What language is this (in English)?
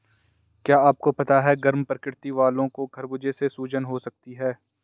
Hindi